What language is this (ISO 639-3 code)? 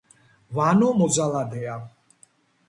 kat